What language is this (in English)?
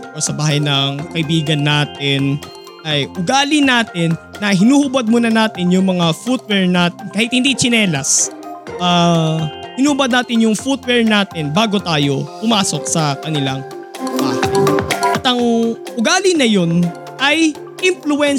Filipino